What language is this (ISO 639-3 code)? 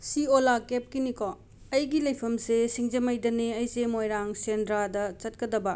mni